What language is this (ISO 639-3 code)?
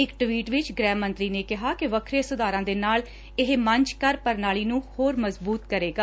pan